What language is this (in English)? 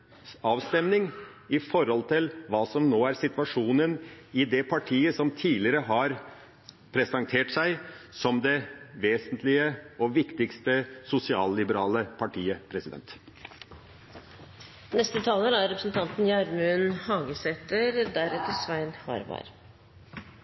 Norwegian